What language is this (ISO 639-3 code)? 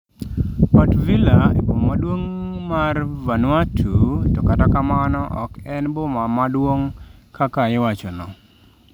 luo